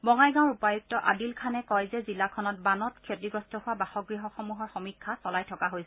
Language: Assamese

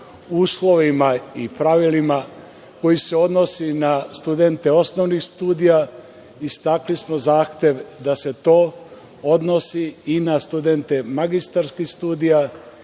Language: Serbian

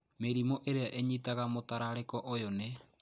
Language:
Kikuyu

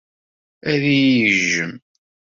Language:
Kabyle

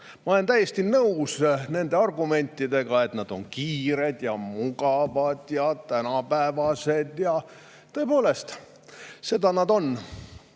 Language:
Estonian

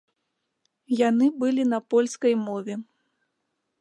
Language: Belarusian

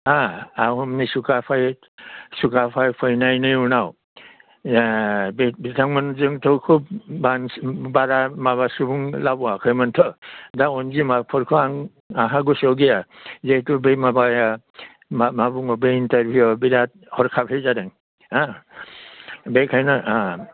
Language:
Bodo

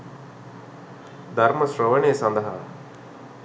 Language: Sinhala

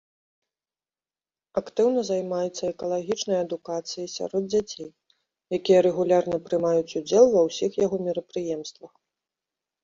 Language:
Belarusian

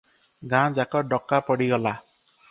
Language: Odia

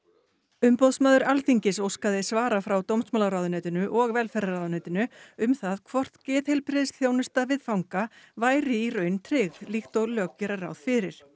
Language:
Icelandic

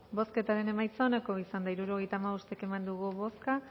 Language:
Basque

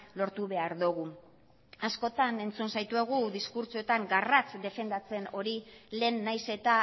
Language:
Basque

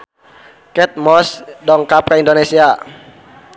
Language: Sundanese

